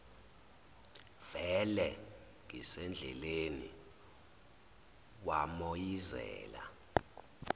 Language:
Zulu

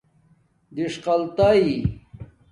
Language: Domaaki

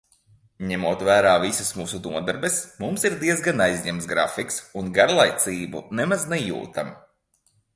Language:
Latvian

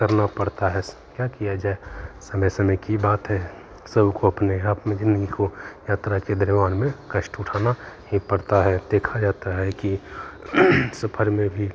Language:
Hindi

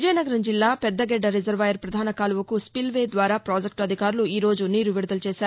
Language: Telugu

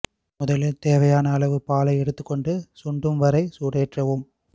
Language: Tamil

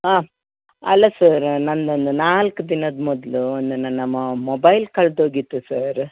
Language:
Kannada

